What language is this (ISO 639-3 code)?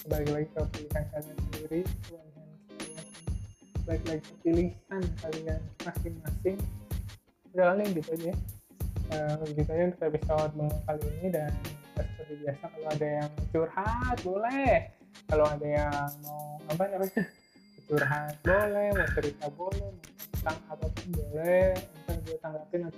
ind